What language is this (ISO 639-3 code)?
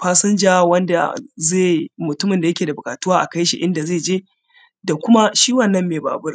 hau